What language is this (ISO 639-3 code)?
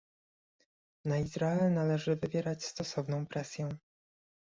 pol